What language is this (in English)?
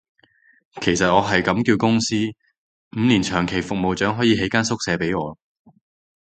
Cantonese